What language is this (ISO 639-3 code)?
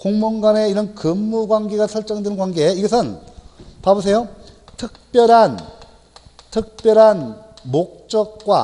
kor